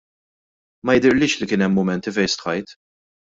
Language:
Maltese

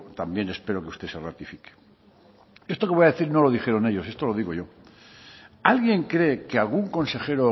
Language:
Spanish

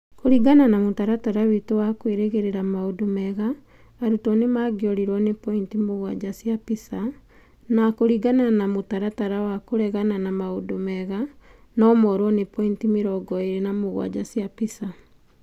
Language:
Kikuyu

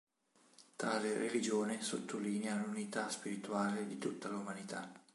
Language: Italian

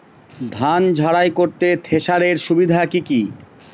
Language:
Bangla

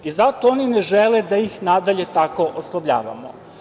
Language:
Serbian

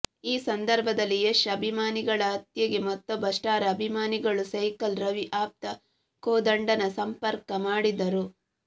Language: Kannada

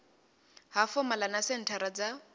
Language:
Venda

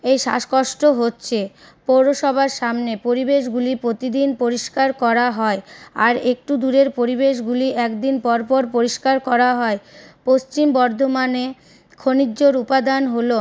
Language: Bangla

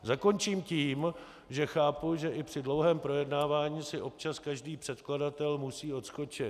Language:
Czech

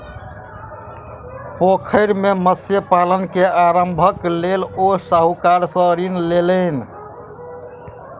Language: Maithili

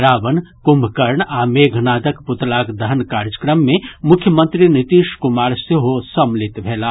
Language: Maithili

